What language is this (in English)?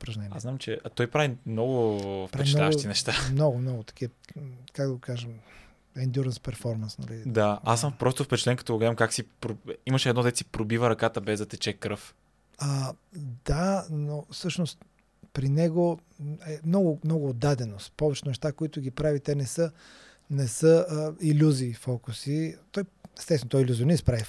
Bulgarian